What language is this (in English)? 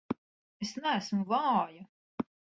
Latvian